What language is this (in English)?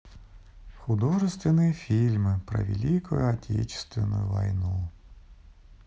Russian